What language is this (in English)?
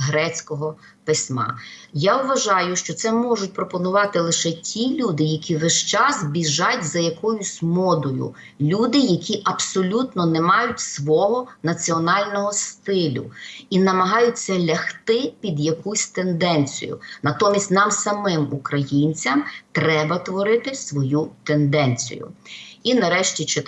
Ukrainian